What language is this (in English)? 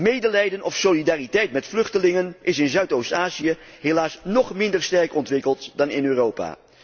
Dutch